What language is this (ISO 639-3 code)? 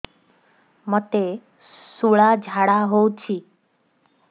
ori